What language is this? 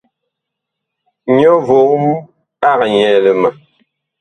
Bakoko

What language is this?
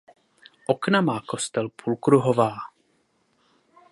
Czech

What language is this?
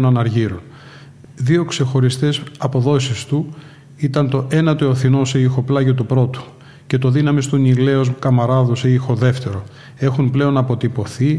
Greek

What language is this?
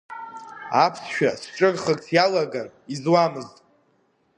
Abkhazian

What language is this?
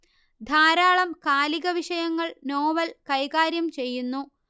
Malayalam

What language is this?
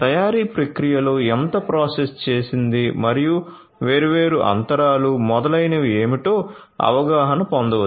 Telugu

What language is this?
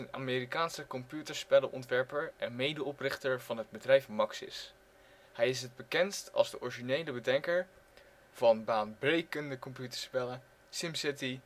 Dutch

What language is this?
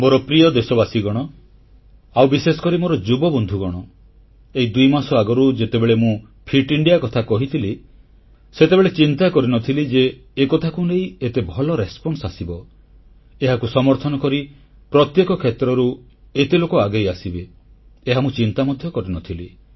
Odia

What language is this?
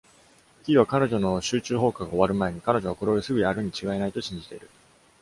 Japanese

